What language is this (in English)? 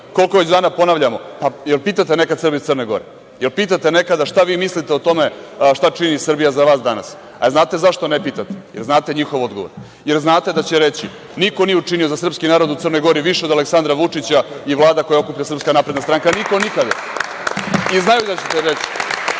Serbian